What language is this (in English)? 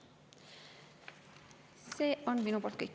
Estonian